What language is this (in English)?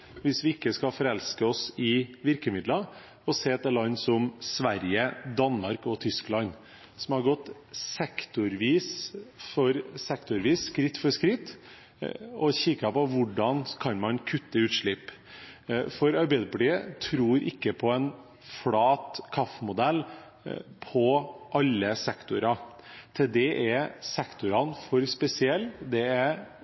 Norwegian Bokmål